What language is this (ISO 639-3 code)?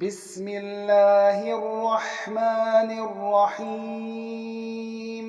ara